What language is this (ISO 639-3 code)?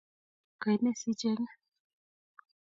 kln